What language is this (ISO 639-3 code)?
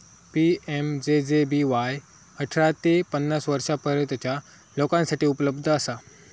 mar